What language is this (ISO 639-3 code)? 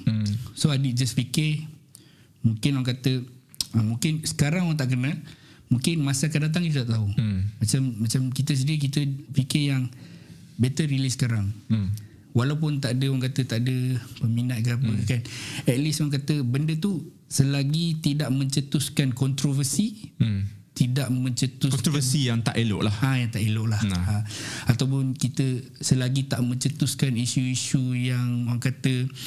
msa